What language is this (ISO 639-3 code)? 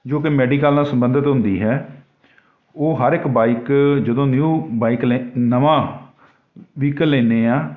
pan